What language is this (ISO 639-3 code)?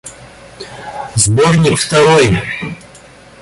rus